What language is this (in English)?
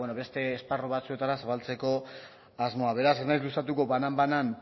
Basque